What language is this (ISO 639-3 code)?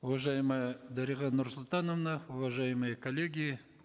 kaz